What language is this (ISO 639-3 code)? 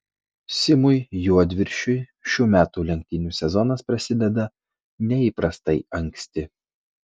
lit